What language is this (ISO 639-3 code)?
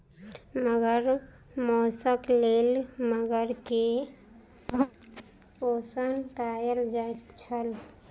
mai